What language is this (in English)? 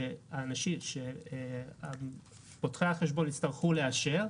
Hebrew